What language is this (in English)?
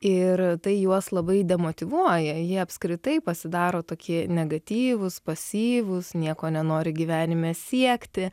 Lithuanian